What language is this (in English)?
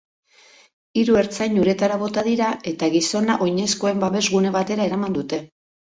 Basque